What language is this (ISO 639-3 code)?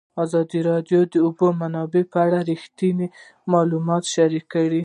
pus